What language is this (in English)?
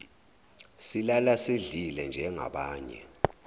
Zulu